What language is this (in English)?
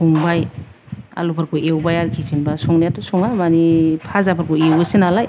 Bodo